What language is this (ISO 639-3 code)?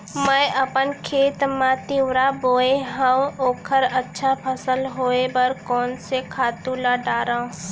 hne